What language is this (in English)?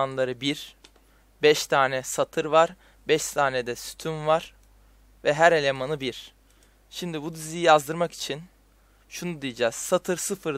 Turkish